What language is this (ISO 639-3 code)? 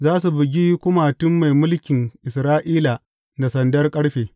hau